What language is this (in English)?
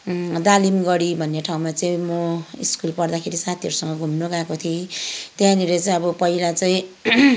Nepali